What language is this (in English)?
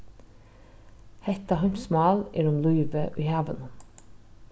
Faroese